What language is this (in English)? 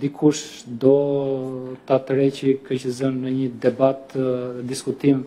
Romanian